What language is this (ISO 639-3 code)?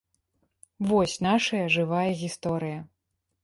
bel